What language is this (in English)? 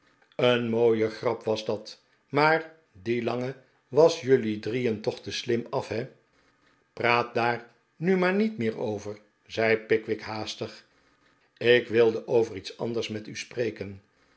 Dutch